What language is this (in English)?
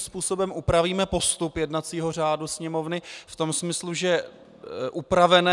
Czech